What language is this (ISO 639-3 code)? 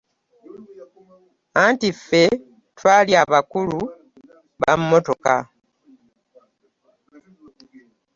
lug